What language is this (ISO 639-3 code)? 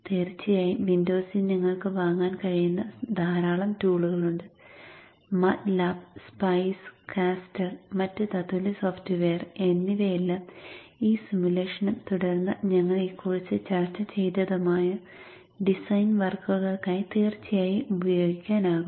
mal